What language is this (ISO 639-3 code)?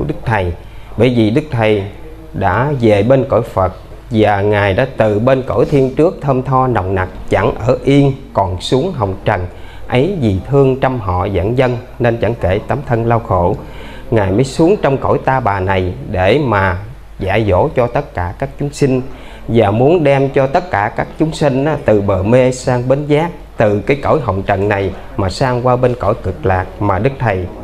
vie